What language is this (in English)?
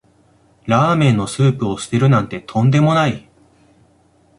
Japanese